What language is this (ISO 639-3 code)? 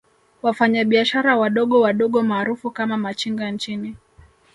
swa